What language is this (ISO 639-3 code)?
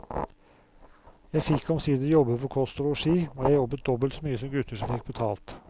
nor